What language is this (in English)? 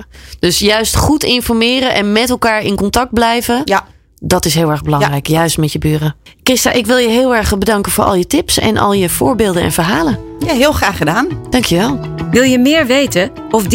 Dutch